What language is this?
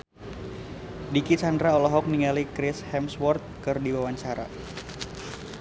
Sundanese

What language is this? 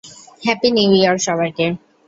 Bangla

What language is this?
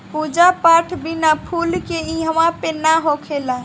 Bhojpuri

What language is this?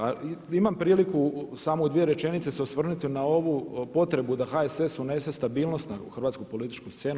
Croatian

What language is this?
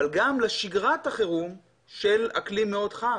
Hebrew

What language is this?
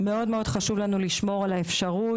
Hebrew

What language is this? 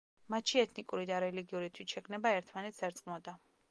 Georgian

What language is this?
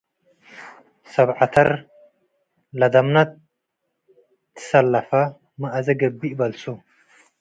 Tigre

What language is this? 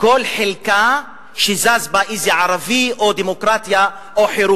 Hebrew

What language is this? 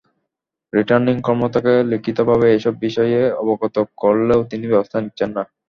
Bangla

